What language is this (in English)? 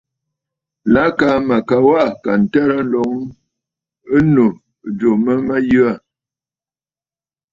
Bafut